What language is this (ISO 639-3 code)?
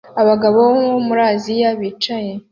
kin